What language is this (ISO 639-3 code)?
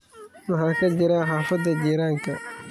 som